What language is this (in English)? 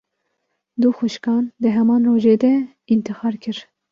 Kurdish